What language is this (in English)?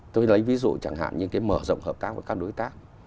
Vietnamese